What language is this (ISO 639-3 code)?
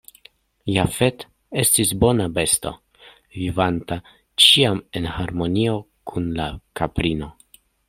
epo